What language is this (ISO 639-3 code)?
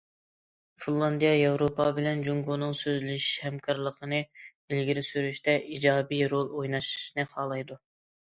uig